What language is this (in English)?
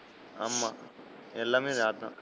Tamil